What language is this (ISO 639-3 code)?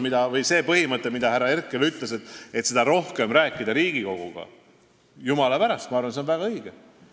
est